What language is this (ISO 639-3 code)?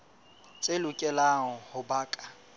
sot